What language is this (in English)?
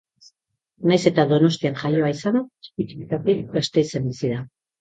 Basque